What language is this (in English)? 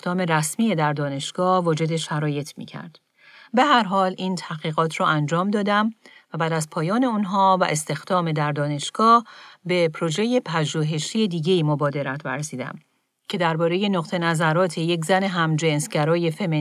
Persian